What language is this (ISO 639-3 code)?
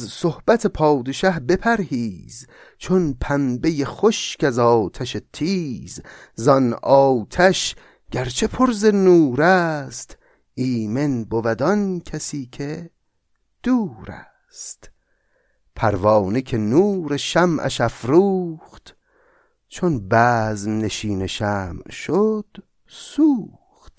fas